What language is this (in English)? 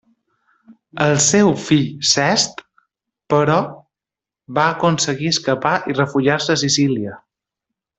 Catalan